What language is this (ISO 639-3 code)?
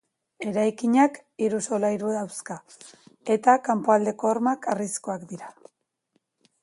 eus